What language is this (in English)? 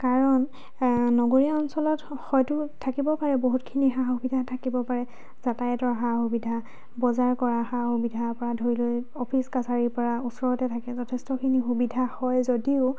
Assamese